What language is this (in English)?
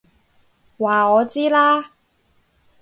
Cantonese